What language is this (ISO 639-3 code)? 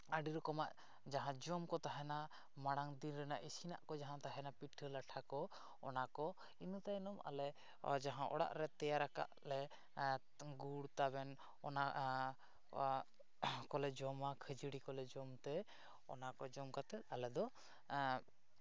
sat